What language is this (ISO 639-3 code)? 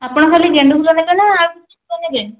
ori